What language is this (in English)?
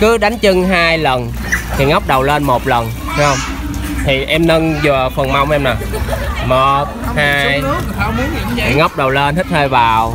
Vietnamese